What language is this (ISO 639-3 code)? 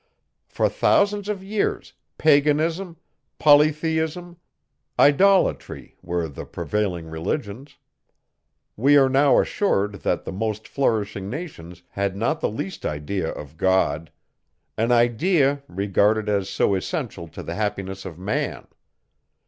eng